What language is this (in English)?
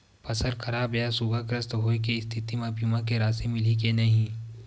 Chhattisgarhi